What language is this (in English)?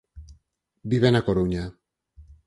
Galician